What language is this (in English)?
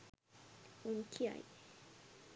Sinhala